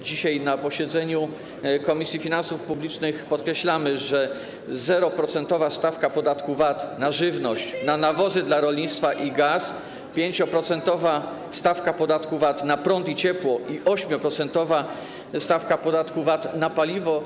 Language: Polish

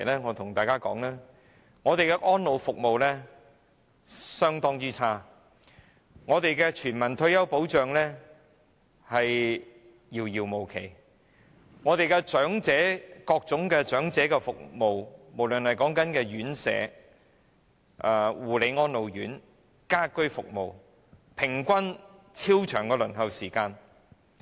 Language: Cantonese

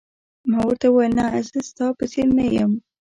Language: Pashto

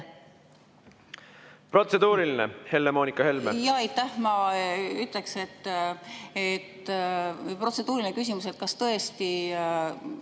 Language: Estonian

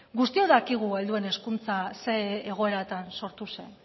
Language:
Basque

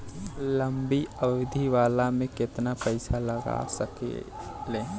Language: Bhojpuri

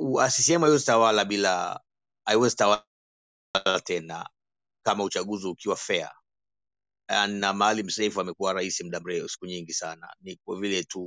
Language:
Swahili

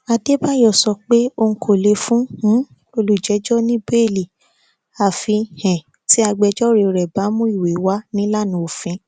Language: Yoruba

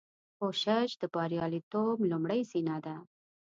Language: Pashto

